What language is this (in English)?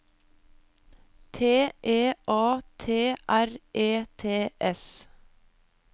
Norwegian